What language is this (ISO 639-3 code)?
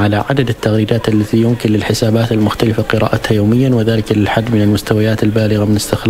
ara